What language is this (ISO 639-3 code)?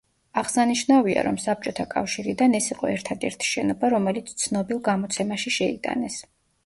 kat